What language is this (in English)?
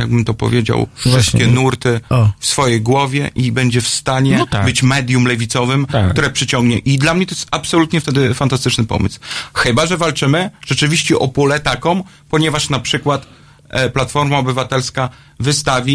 Polish